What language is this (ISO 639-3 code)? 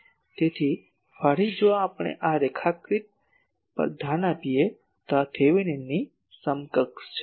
guj